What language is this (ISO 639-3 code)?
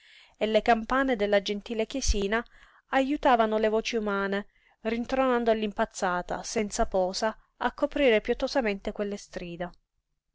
ita